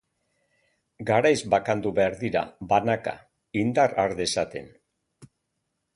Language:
Basque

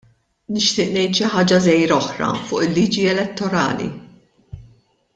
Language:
Maltese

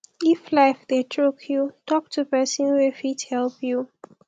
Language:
Nigerian Pidgin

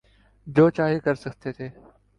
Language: Urdu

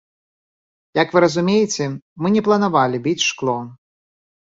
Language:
Belarusian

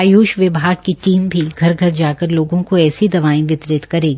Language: Hindi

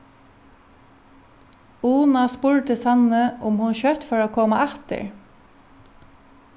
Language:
Faroese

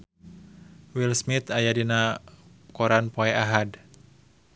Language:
Sundanese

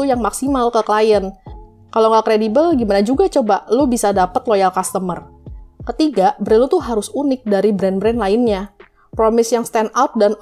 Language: Indonesian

